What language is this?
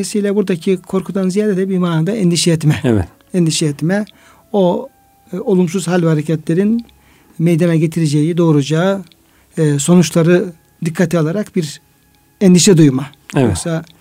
Turkish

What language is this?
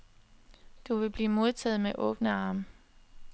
Danish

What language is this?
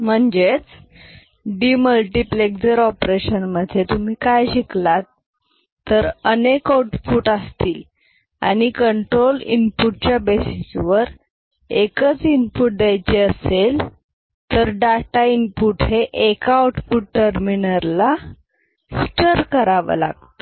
Marathi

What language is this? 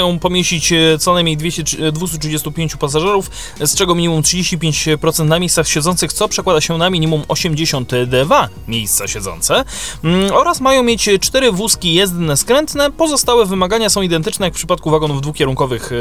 Polish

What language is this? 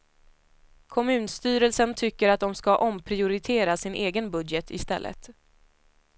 Swedish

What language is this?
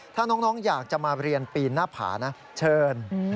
Thai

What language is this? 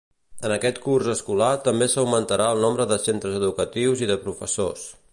Catalan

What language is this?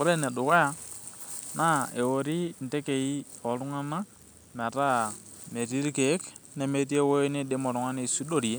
Masai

